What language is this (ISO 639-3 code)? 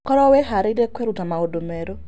kik